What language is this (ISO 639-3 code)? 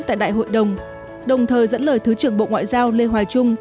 vie